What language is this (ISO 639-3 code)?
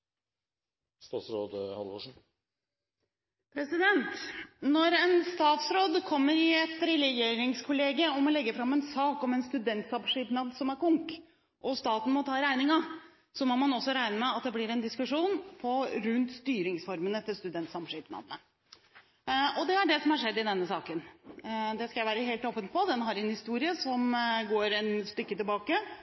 nob